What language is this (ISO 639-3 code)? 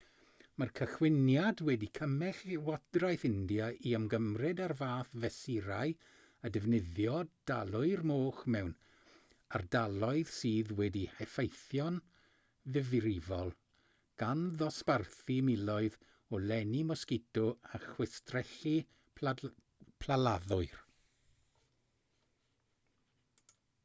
cym